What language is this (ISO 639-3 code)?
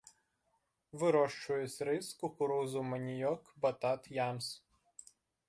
bel